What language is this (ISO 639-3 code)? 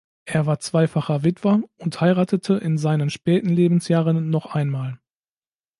deu